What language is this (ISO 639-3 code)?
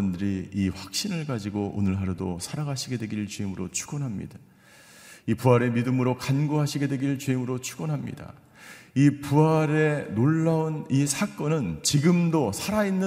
kor